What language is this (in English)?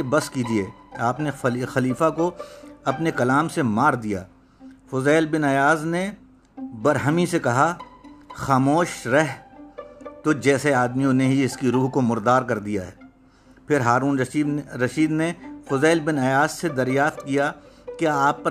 Urdu